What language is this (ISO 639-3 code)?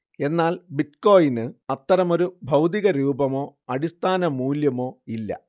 mal